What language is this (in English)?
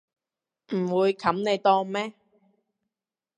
Cantonese